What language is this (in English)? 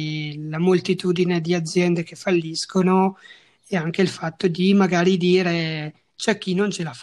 Italian